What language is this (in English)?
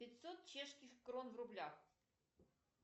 Russian